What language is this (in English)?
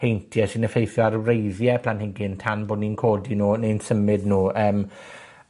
Welsh